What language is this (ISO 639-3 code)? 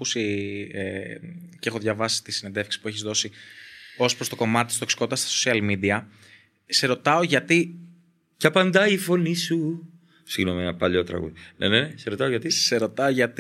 ell